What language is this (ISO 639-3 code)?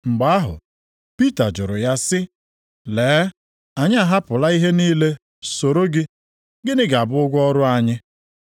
ibo